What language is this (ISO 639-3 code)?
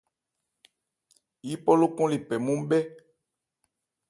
ebr